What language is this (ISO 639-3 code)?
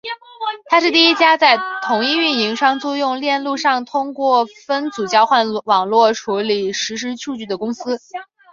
zho